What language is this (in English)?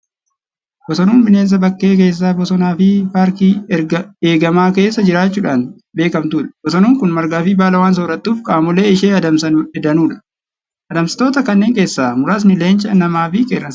Oromo